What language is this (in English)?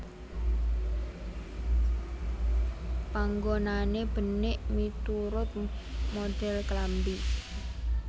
Javanese